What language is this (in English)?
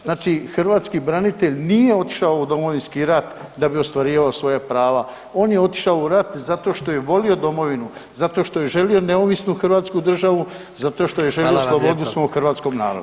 Croatian